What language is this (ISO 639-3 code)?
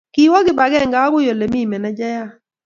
kln